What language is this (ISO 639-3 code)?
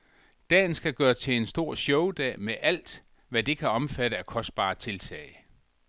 dan